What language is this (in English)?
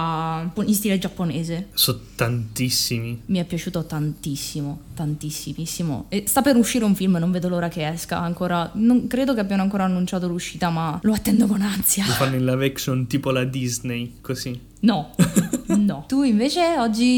Italian